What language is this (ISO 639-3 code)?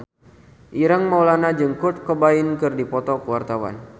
sun